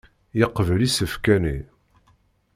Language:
Kabyle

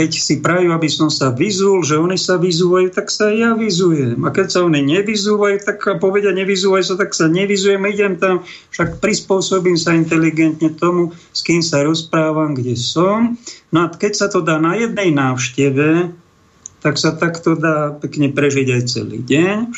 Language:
Slovak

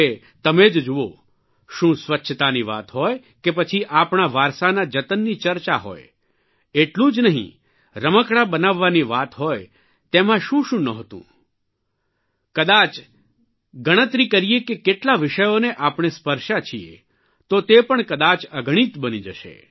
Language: Gujarati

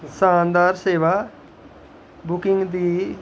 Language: Dogri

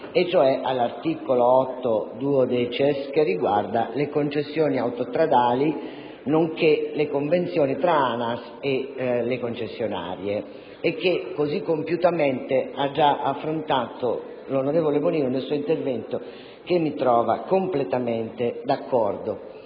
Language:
Italian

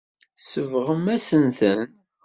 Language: Kabyle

